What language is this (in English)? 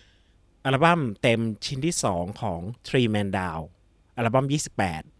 Thai